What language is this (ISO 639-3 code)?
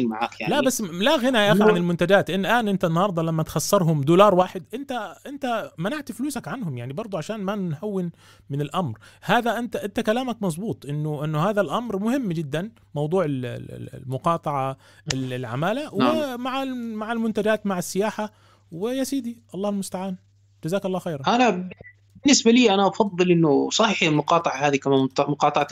ara